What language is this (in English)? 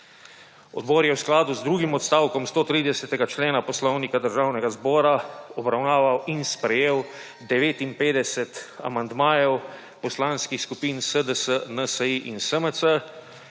Slovenian